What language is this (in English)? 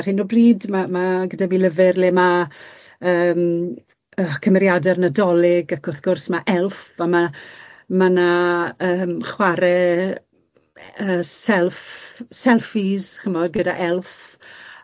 Welsh